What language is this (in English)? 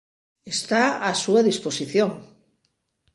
Galician